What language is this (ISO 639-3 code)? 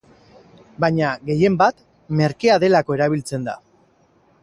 eus